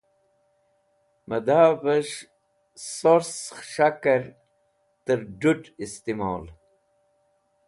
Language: Wakhi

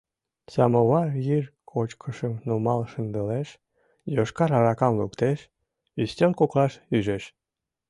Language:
Mari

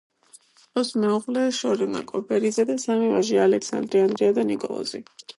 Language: Georgian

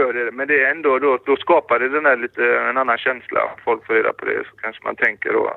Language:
Swedish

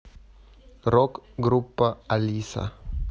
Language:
Russian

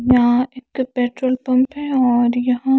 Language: Hindi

